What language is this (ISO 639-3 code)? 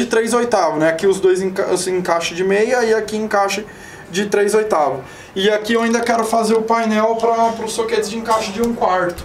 por